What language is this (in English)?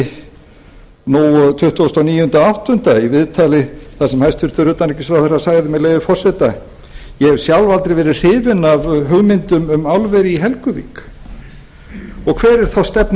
Icelandic